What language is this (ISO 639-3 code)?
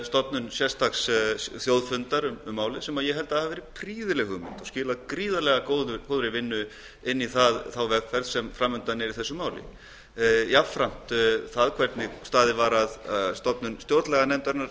isl